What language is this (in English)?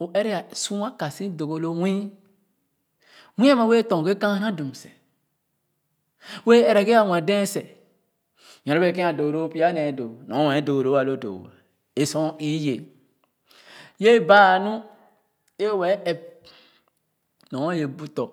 Khana